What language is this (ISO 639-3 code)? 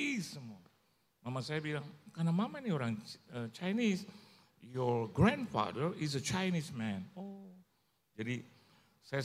ind